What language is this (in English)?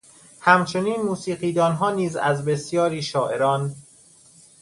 Persian